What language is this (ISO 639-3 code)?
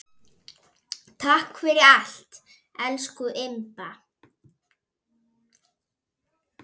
isl